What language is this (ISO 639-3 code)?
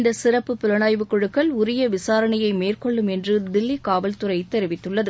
tam